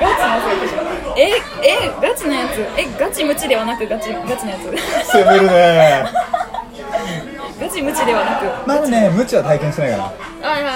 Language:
Japanese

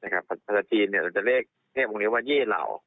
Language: Thai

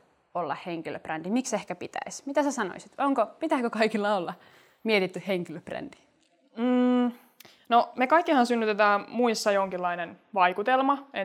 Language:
Finnish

